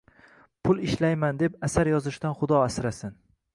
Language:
Uzbek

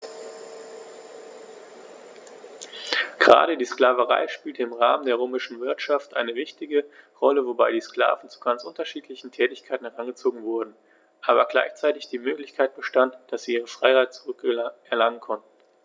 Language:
German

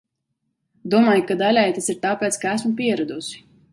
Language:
Latvian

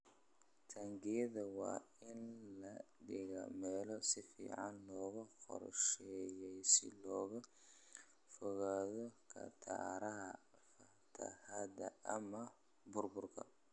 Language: Somali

